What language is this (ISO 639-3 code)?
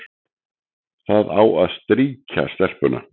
isl